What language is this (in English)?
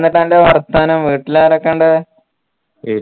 Malayalam